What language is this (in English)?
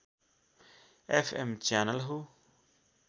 Nepali